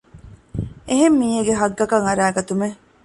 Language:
Divehi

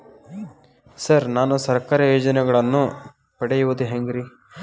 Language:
Kannada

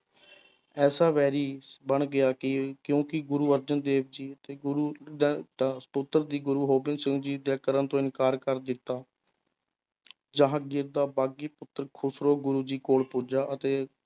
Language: Punjabi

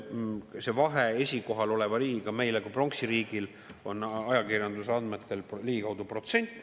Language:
Estonian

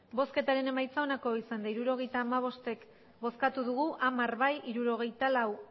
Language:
Basque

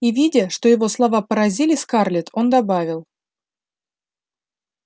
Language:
Russian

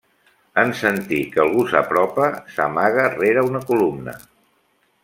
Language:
Catalan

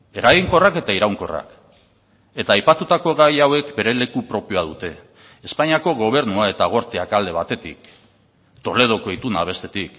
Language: Basque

